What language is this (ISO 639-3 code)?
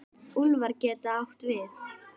isl